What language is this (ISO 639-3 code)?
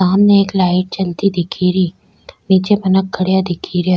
raj